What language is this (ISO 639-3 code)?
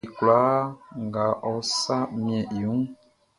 bci